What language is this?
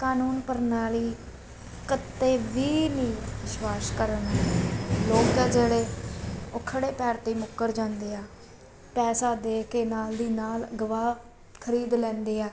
Punjabi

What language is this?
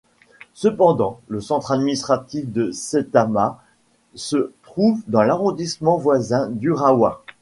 French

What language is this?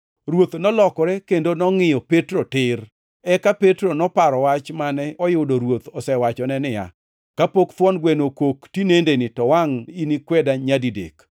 Luo (Kenya and Tanzania)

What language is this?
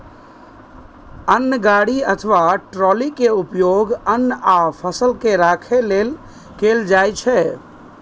Maithili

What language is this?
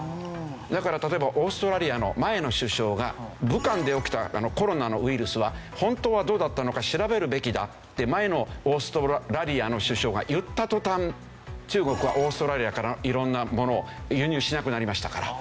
Japanese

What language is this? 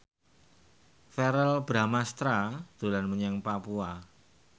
Javanese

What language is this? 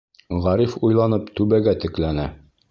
Bashkir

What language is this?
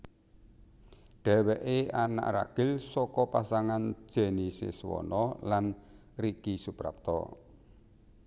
Javanese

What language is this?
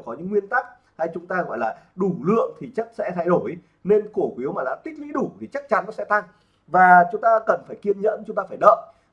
Vietnamese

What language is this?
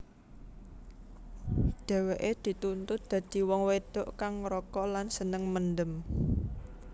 Javanese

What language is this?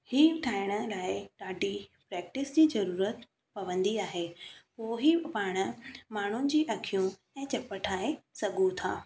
Sindhi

